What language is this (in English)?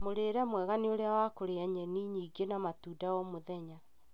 Kikuyu